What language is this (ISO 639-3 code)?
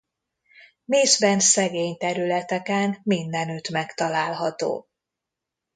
hun